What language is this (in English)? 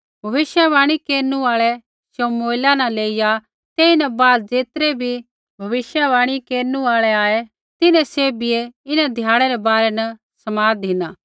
Kullu Pahari